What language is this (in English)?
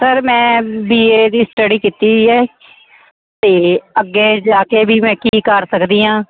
Punjabi